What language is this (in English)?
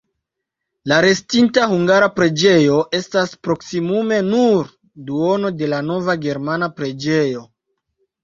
Esperanto